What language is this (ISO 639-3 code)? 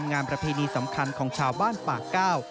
tha